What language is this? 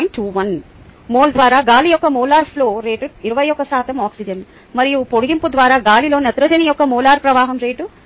Telugu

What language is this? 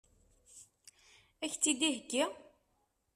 Kabyle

